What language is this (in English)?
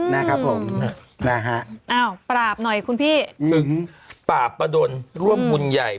Thai